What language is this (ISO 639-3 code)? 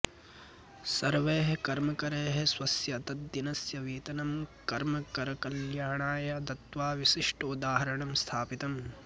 san